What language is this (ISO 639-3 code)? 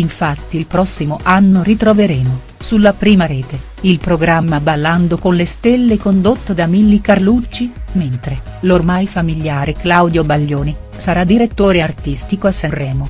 ita